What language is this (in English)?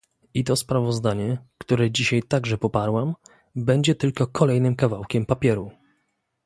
Polish